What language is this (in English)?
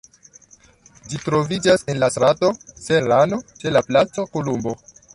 Esperanto